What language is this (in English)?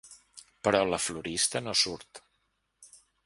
Catalan